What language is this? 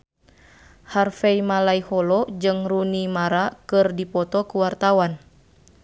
Sundanese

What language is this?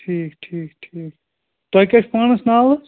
Kashmiri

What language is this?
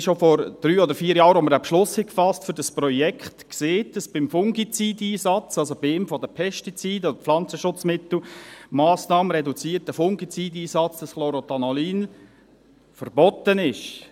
Swiss German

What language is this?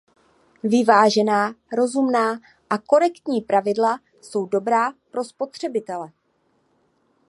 Czech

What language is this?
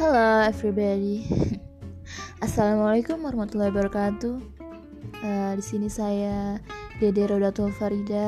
Malay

